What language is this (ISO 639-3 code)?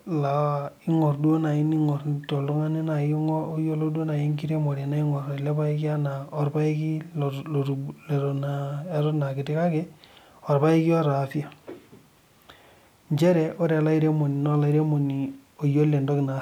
mas